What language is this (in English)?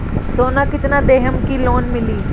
Bhojpuri